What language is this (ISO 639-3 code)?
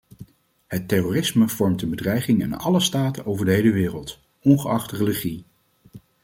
nld